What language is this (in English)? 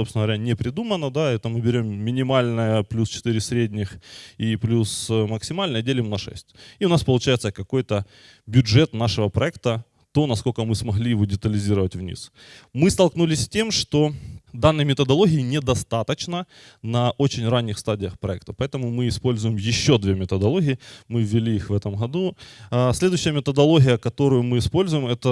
Russian